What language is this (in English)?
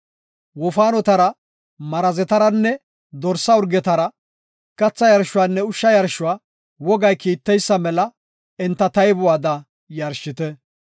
Gofa